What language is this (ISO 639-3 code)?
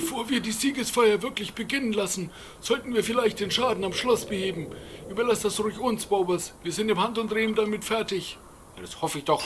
deu